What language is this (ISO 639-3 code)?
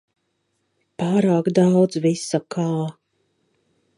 lav